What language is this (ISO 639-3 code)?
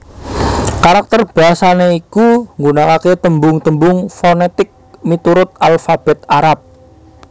jav